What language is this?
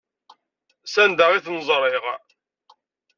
Kabyle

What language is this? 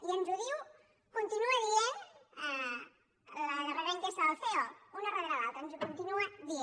Catalan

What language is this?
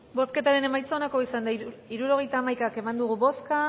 Basque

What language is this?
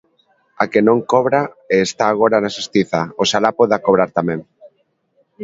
Galician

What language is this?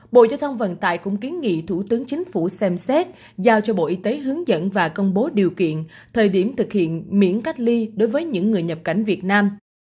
Vietnamese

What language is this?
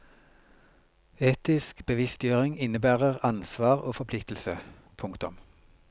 Norwegian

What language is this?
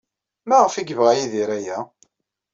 Kabyle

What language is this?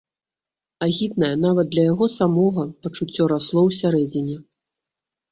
Belarusian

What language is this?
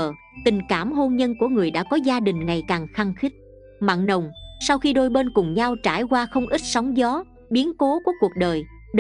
Vietnamese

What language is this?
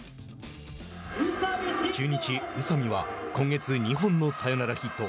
Japanese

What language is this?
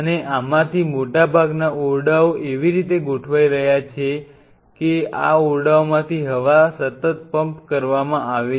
Gujarati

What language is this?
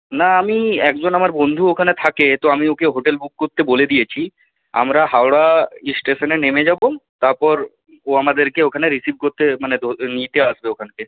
Bangla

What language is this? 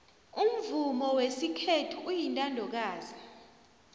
South Ndebele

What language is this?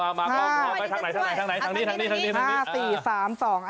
Thai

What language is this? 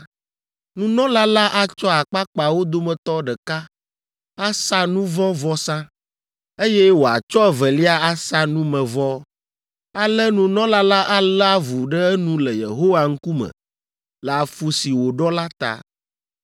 Ewe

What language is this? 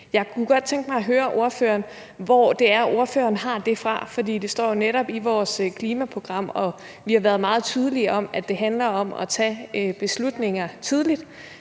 Danish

